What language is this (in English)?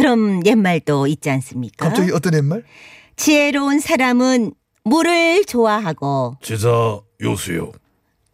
Korean